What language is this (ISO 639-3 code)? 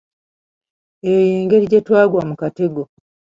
lug